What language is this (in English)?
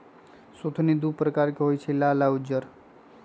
Magahi